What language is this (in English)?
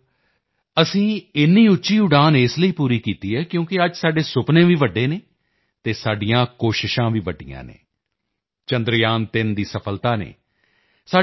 Punjabi